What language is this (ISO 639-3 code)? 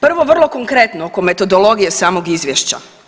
hrv